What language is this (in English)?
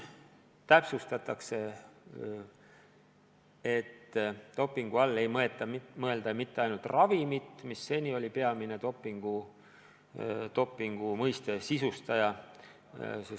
Estonian